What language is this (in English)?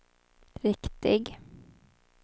Swedish